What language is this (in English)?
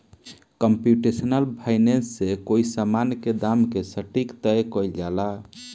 Bhojpuri